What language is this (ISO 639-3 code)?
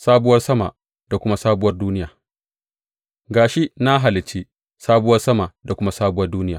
hau